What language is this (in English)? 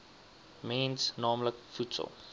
Afrikaans